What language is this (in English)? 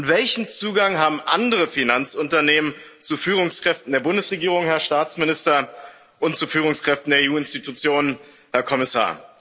German